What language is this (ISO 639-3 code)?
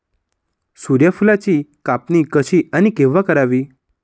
mar